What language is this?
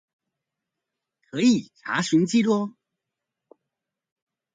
Chinese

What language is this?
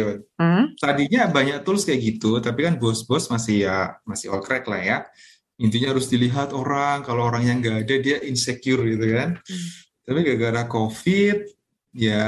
Indonesian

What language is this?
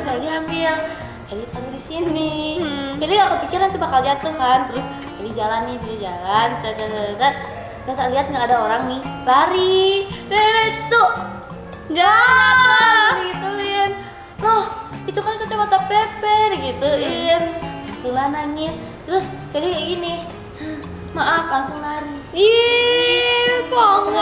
Indonesian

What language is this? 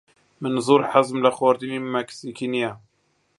Central Kurdish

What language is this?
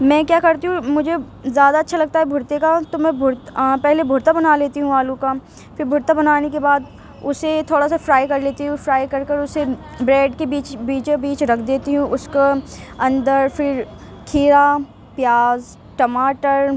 Urdu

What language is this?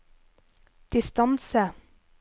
Norwegian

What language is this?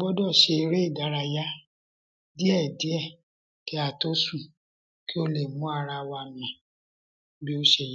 Yoruba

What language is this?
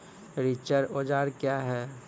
Maithili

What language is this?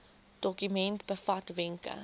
Afrikaans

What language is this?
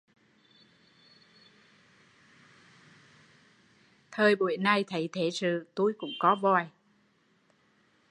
Vietnamese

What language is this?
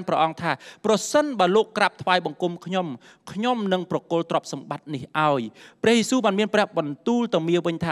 Thai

